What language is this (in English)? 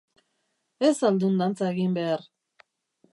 Basque